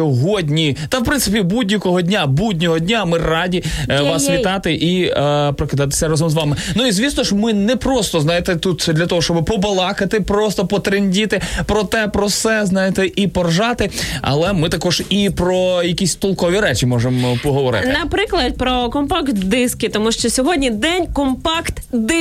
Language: Ukrainian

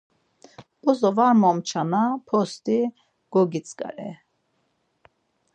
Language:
Laz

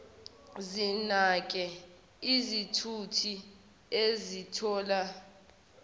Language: Zulu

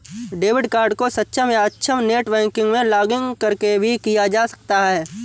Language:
Hindi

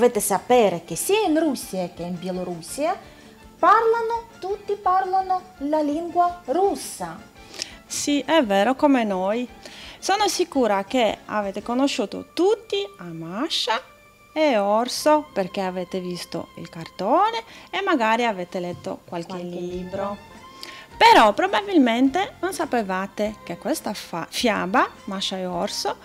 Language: Italian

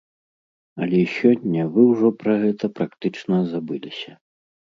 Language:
Belarusian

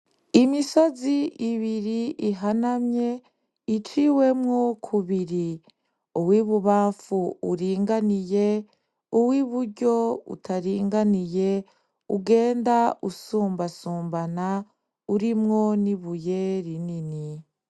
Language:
Rundi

